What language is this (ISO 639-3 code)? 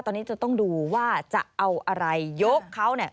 tha